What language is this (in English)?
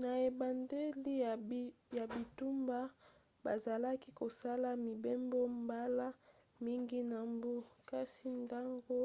Lingala